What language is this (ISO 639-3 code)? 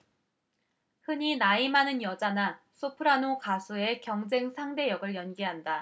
kor